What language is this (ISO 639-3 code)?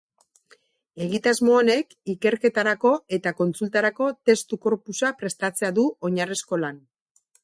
eus